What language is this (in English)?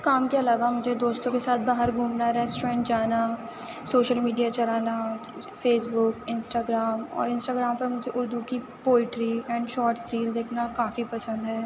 Urdu